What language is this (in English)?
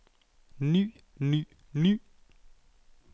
Danish